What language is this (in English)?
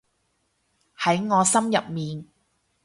Cantonese